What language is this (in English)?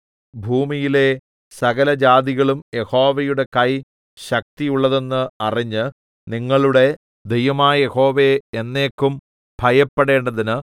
Malayalam